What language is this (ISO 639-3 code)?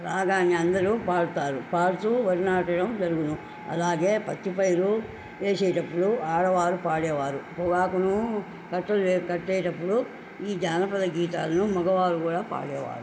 tel